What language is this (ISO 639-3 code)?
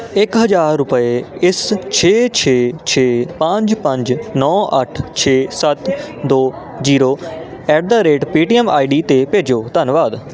pan